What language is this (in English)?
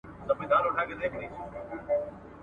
Pashto